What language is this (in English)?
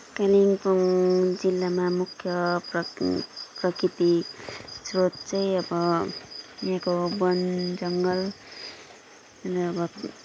Nepali